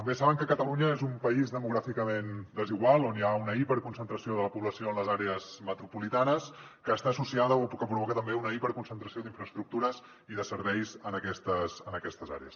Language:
Catalan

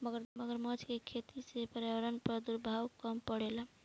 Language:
Bhojpuri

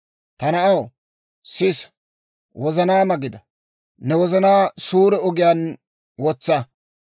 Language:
Dawro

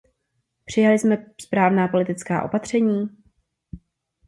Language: Czech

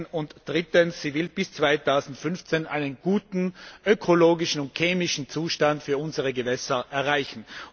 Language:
German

